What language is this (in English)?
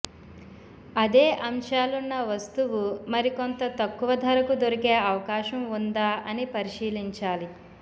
Telugu